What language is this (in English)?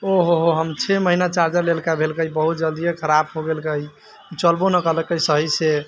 Maithili